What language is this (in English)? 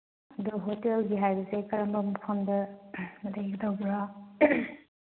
Manipuri